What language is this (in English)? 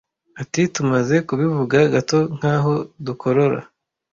Kinyarwanda